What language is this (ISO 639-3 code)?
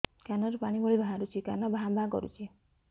ori